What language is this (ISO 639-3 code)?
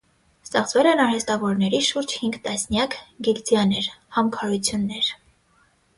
hye